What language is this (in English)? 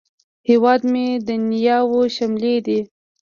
Pashto